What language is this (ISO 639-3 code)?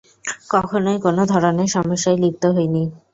ben